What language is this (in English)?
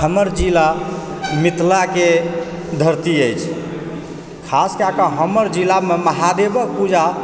Maithili